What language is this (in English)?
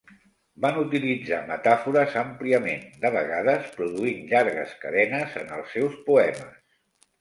Catalan